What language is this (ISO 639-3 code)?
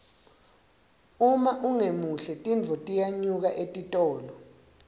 ssw